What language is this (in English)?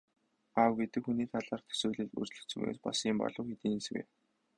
Mongolian